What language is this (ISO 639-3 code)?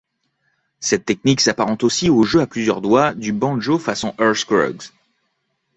fra